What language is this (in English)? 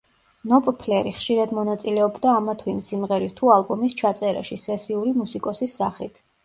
Georgian